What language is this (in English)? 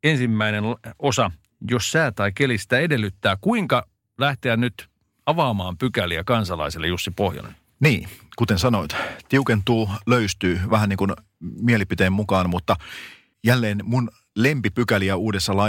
Finnish